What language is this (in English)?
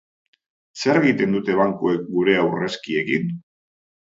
Basque